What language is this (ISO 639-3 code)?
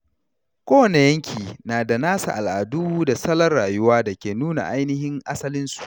hau